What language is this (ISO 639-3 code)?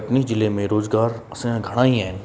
snd